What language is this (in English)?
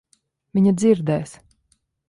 Latvian